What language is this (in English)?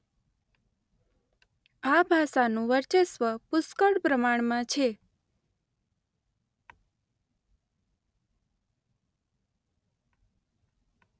Gujarati